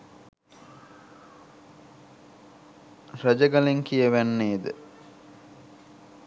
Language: Sinhala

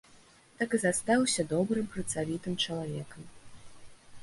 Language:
Belarusian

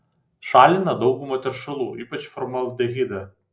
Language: Lithuanian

